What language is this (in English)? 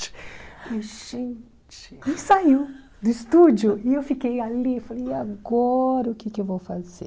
Portuguese